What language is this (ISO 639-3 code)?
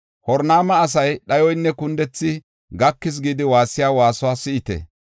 gof